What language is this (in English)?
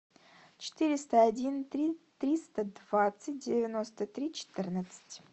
Russian